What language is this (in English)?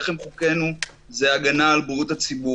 Hebrew